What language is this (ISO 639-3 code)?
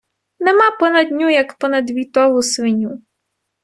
ukr